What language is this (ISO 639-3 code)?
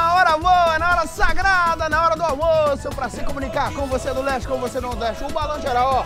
por